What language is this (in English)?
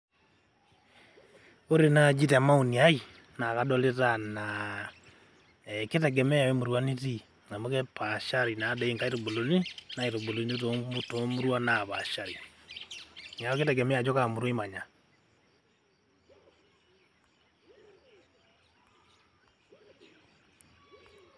Masai